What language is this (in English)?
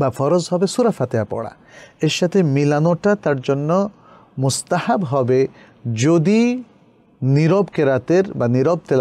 Arabic